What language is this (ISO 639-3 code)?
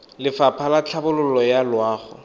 tsn